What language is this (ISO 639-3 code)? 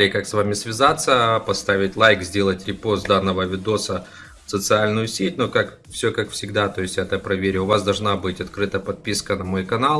rus